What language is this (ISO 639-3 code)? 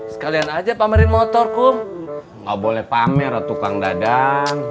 ind